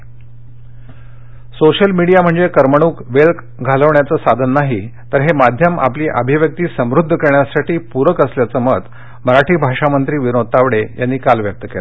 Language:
Marathi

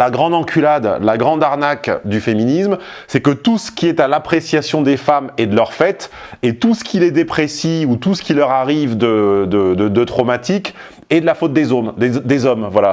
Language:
French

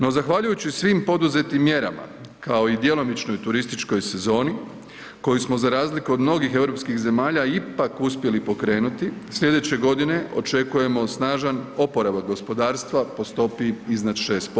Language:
Croatian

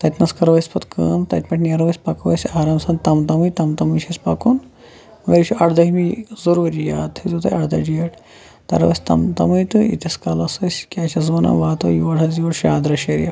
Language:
Kashmiri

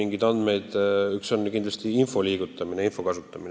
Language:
Estonian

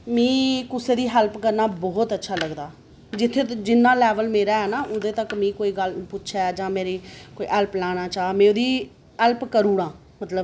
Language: Dogri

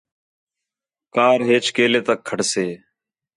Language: Khetrani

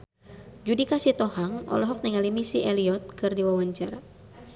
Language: Sundanese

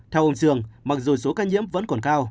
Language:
Vietnamese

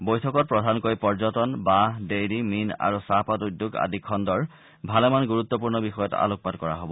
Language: Assamese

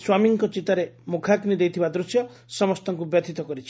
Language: Odia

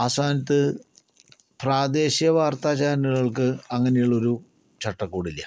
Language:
Malayalam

